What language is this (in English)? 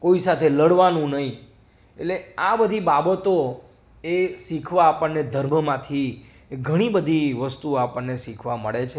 Gujarati